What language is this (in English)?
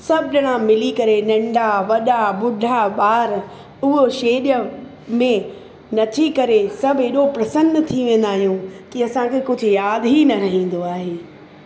Sindhi